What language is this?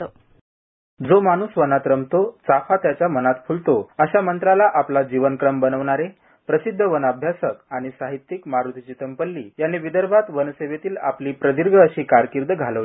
Marathi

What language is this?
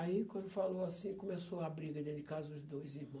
Portuguese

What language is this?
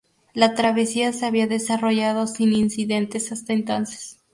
Spanish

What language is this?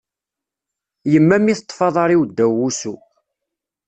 Kabyle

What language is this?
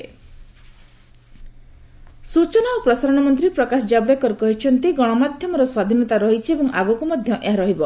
Odia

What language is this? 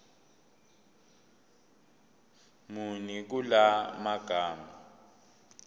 Zulu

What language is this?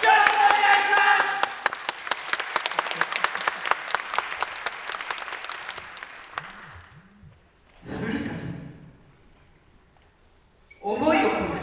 Japanese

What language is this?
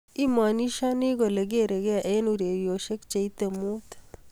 Kalenjin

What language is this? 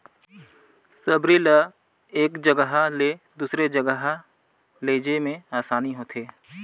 Chhattisgarhi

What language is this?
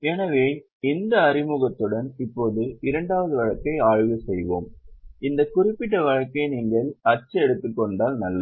Tamil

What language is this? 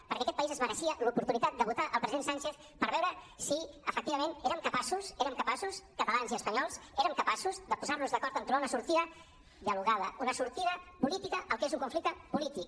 Catalan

